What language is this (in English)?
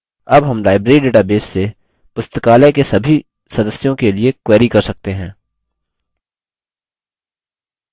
Hindi